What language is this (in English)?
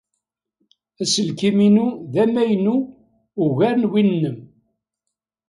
Kabyle